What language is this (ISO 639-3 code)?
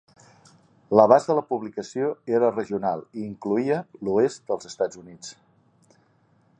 cat